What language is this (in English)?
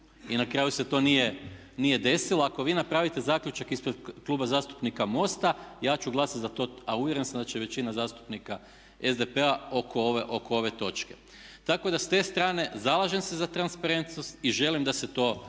Croatian